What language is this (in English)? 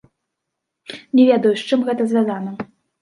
Belarusian